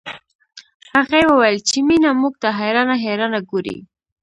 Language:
Pashto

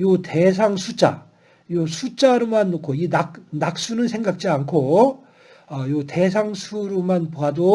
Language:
Korean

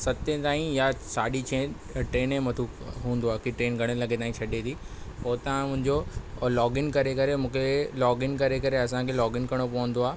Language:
Sindhi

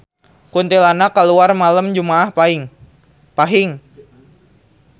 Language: Sundanese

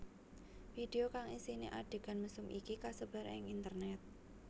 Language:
Javanese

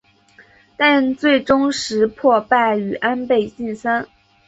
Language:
Chinese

